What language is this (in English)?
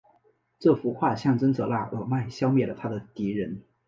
Chinese